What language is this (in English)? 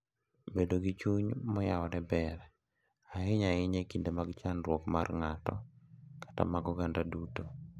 Luo (Kenya and Tanzania)